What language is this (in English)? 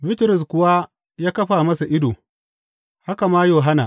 Hausa